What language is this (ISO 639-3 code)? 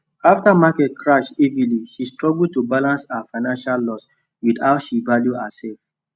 pcm